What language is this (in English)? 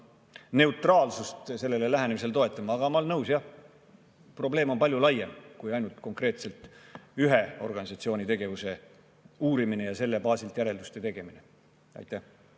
Estonian